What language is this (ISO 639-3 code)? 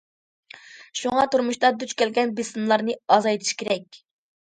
uig